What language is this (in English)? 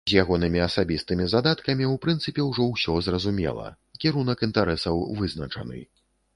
Belarusian